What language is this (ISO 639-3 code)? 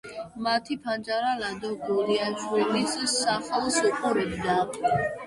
kat